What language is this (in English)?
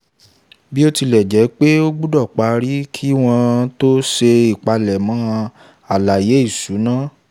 Yoruba